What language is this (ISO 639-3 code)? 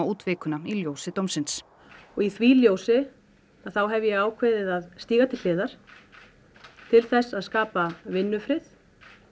isl